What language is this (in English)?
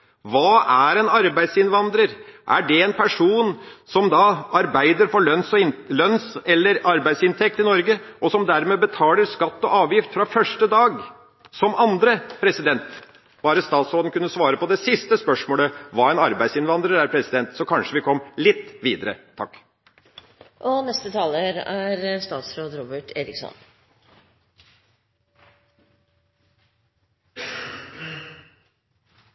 Norwegian Bokmål